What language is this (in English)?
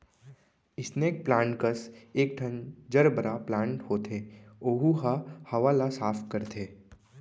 Chhattisgarhi